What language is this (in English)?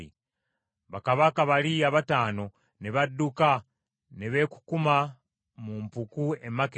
Ganda